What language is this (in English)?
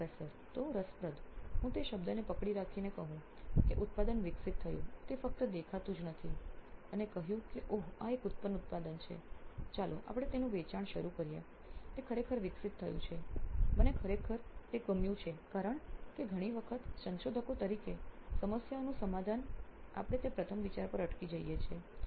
Gujarati